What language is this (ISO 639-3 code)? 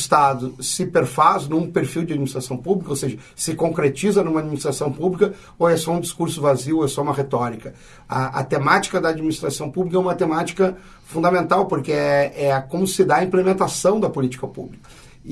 por